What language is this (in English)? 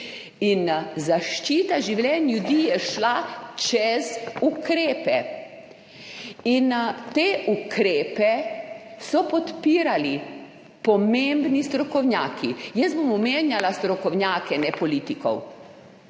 Slovenian